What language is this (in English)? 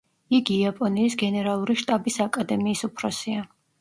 Georgian